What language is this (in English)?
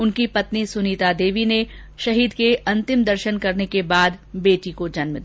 Hindi